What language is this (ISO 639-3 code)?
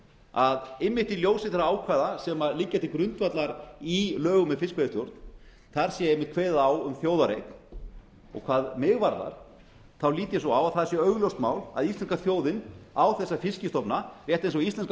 isl